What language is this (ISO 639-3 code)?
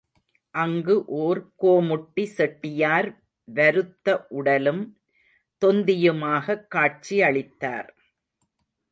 tam